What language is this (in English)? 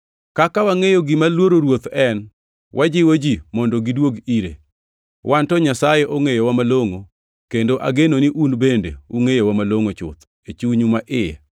Luo (Kenya and Tanzania)